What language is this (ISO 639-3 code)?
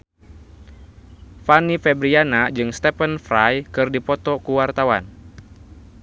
sun